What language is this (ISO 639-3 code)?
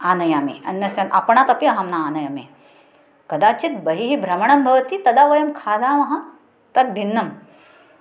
san